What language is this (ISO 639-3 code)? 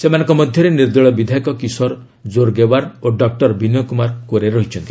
ori